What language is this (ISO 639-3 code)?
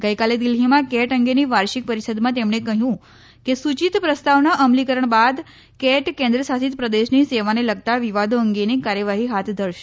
guj